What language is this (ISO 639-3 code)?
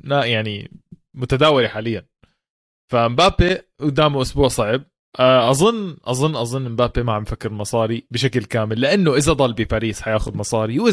ara